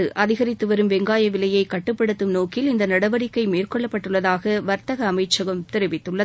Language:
Tamil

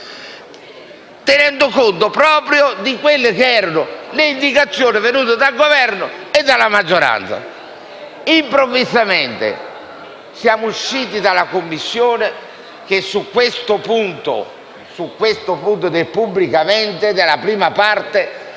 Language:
Italian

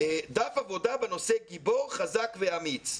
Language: Hebrew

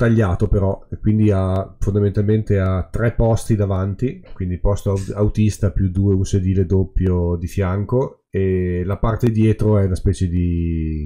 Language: Italian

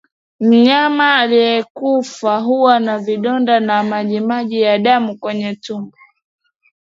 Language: Swahili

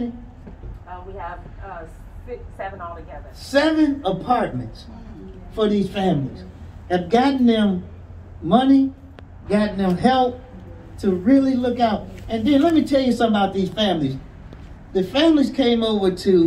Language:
English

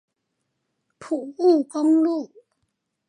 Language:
Chinese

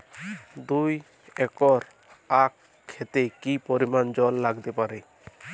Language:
Bangla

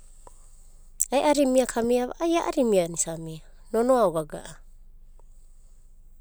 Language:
Abadi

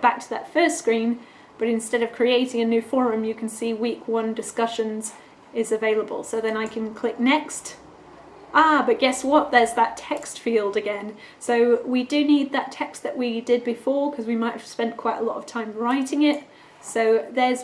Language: English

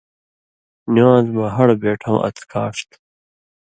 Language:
Indus Kohistani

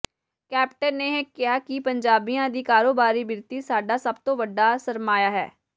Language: Punjabi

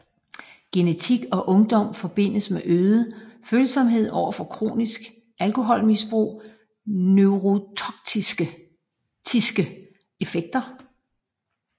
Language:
Danish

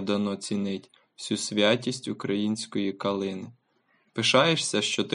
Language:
Ukrainian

